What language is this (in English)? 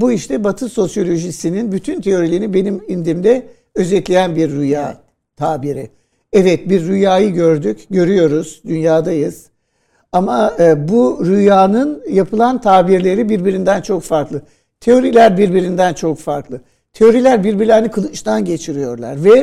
Turkish